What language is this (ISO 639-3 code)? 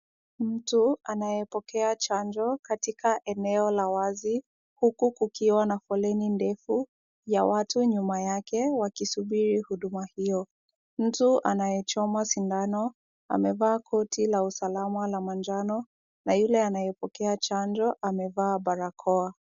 swa